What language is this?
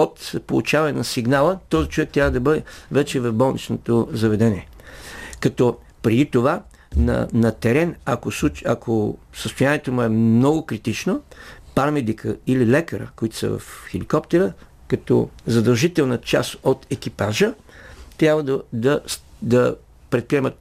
Bulgarian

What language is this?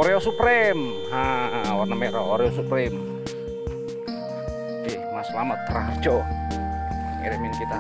Indonesian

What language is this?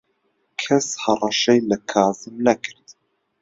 Central Kurdish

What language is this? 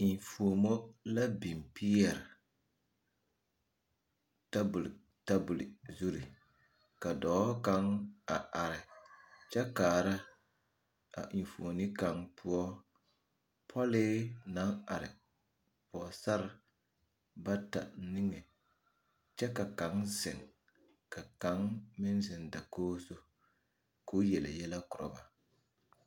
Southern Dagaare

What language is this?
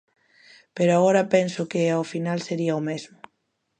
Galician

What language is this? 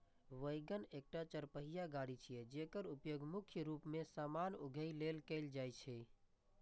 Maithili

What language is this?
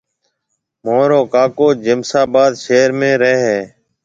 Marwari (Pakistan)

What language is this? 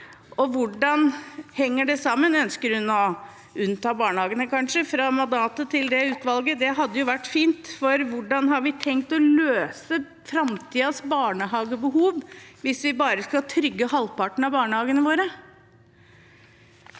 Norwegian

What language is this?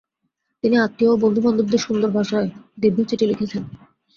Bangla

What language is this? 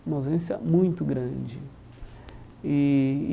Portuguese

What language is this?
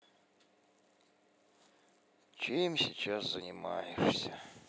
Russian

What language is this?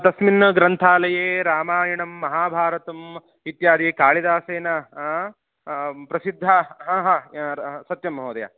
Sanskrit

